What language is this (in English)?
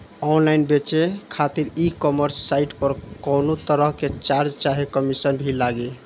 Bhojpuri